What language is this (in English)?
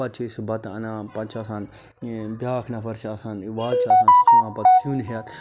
Kashmiri